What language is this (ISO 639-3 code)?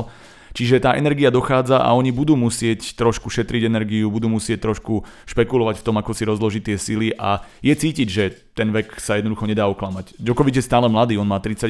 slk